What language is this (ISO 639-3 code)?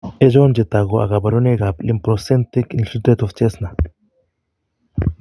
kln